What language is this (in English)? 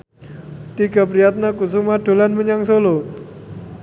Javanese